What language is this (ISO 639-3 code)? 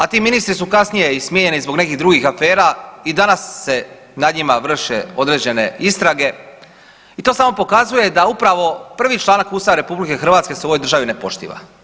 hrv